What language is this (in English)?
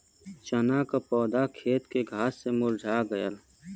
Bhojpuri